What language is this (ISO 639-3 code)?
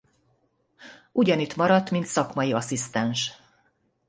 hun